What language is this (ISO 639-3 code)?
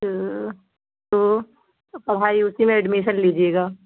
urd